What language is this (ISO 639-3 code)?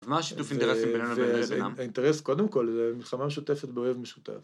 heb